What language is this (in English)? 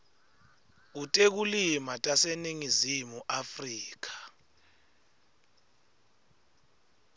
Swati